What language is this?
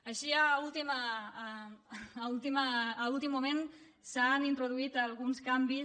Catalan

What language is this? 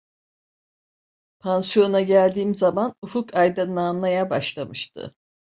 Turkish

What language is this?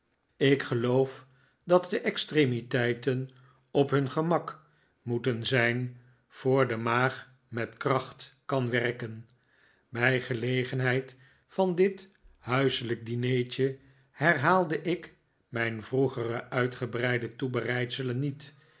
Dutch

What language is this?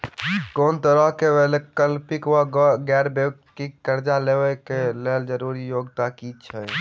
Maithili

